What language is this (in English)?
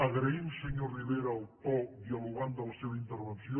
Catalan